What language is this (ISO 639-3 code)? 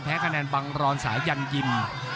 tha